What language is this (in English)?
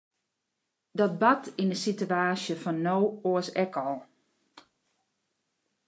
Western Frisian